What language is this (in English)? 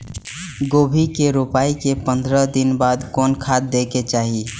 Maithili